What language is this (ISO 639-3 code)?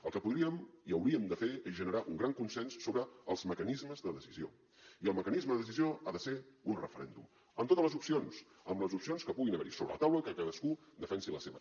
cat